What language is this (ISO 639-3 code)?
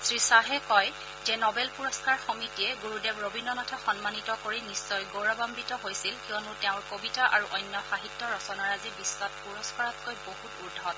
asm